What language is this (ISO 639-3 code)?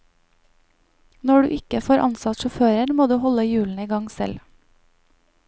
nor